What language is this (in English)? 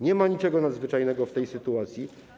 Polish